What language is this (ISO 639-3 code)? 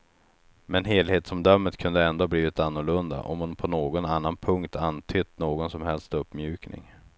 swe